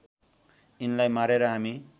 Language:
Nepali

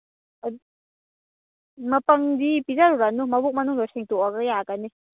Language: Manipuri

